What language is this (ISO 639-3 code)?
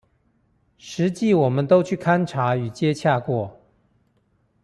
zho